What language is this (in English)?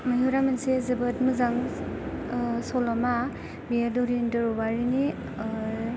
Bodo